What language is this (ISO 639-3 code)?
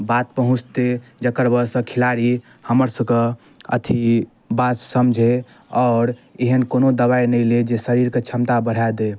mai